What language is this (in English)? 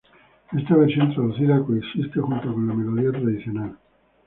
Spanish